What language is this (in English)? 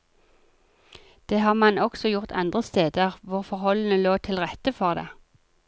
Norwegian